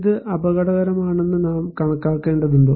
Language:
Malayalam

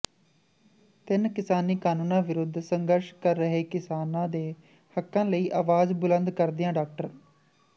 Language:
Punjabi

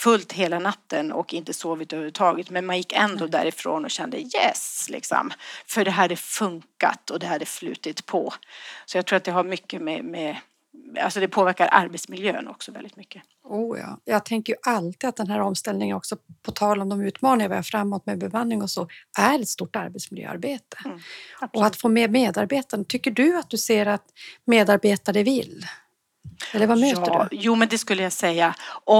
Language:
Swedish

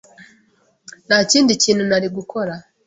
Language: Kinyarwanda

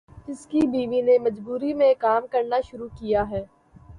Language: Urdu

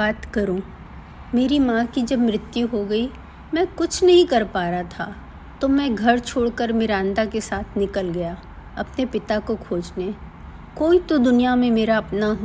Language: Hindi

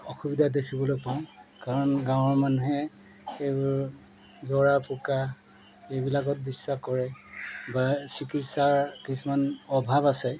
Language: Assamese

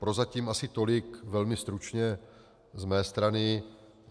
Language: Czech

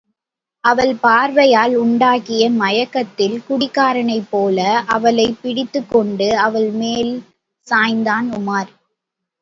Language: Tamil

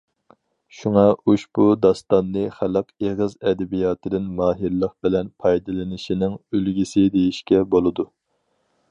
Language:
Uyghur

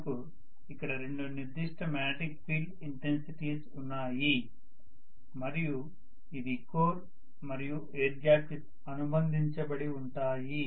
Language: Telugu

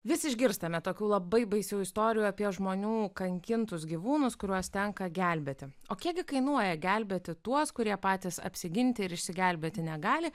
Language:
Lithuanian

